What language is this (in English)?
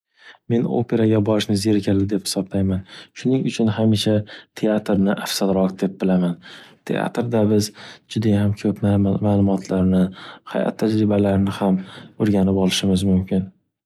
Uzbek